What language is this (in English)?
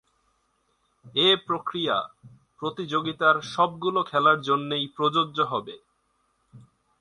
Bangla